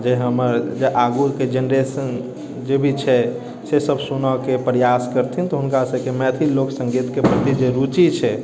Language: Maithili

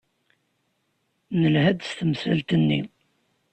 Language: Kabyle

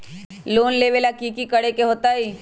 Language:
Magahi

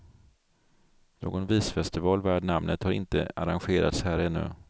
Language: Swedish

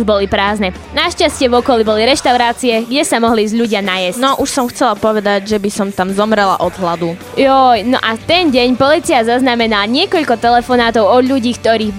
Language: Slovak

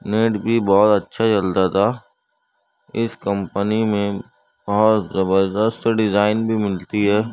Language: Urdu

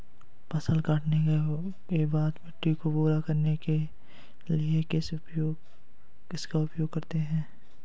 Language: Hindi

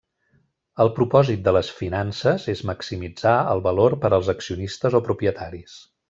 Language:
Catalan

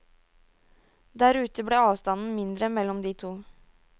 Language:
Norwegian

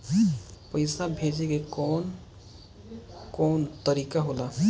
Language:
Bhojpuri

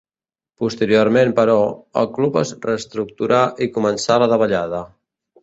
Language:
Catalan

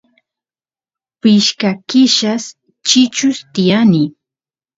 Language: Santiago del Estero Quichua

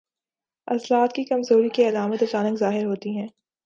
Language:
Urdu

